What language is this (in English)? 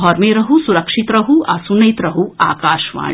Maithili